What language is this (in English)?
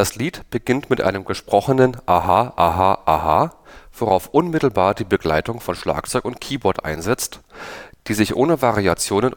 German